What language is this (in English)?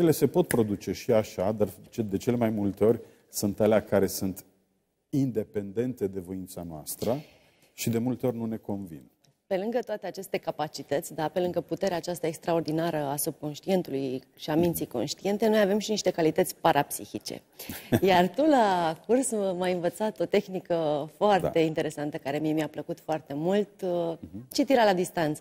Romanian